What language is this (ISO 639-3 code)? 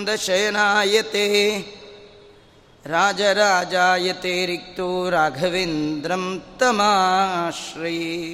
kan